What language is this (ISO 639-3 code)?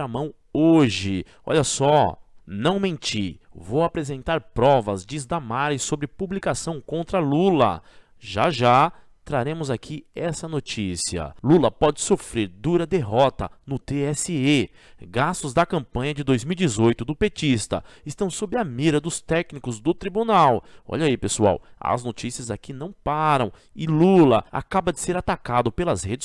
por